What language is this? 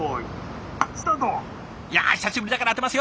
Japanese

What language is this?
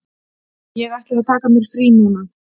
Icelandic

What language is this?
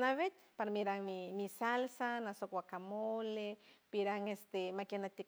San Francisco Del Mar Huave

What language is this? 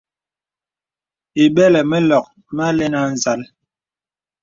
Bebele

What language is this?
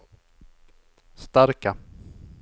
Swedish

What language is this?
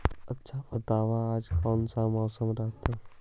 Magahi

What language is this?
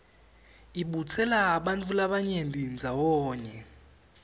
Swati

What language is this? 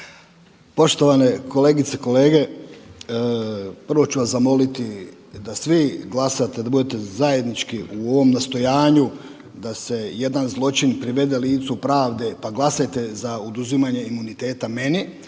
Croatian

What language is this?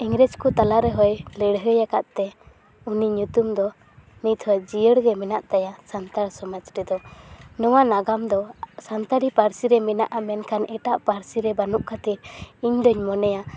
Santali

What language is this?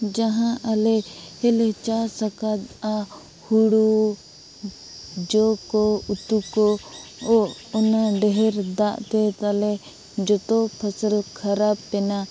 Santali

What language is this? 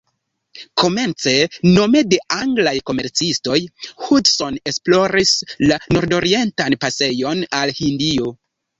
Esperanto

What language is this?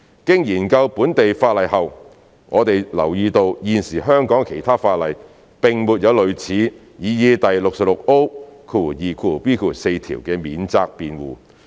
Cantonese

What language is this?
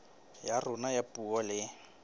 Southern Sotho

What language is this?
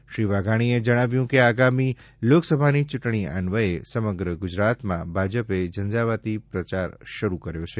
Gujarati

